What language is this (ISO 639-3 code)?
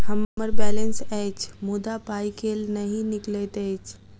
mai